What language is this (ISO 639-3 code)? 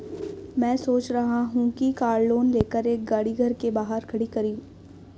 hin